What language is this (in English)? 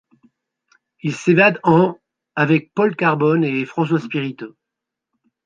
French